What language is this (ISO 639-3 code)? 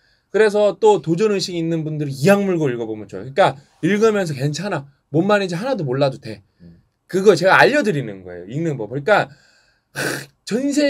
kor